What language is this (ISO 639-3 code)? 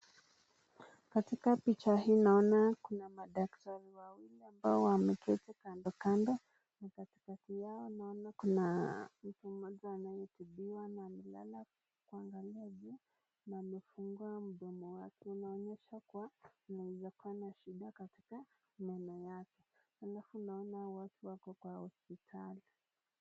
swa